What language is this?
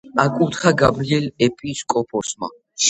Georgian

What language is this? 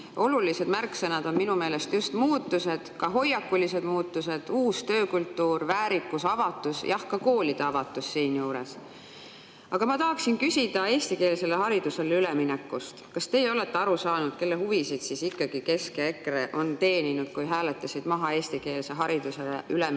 Estonian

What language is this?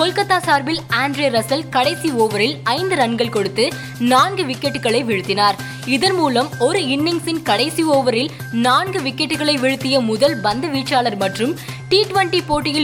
Tamil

